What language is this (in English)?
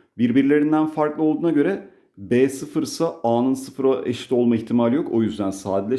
Turkish